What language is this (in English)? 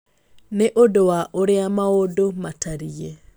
Kikuyu